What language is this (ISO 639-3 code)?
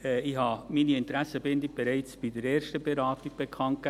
gsw